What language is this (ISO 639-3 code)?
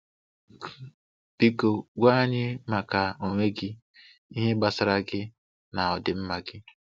ibo